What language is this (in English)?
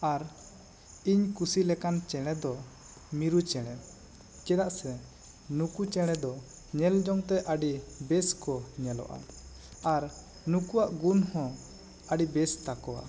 Santali